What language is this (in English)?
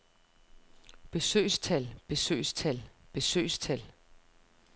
Danish